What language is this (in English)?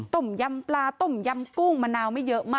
Thai